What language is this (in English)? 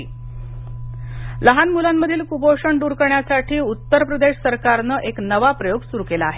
Marathi